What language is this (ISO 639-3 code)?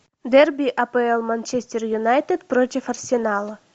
rus